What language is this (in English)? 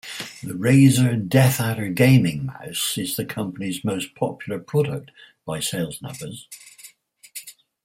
English